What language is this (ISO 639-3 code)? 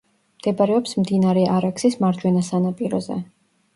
kat